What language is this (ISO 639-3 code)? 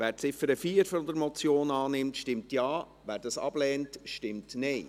gsw